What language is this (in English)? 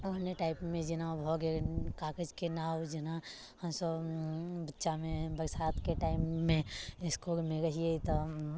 Maithili